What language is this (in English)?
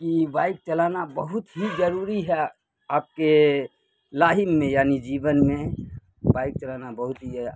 Urdu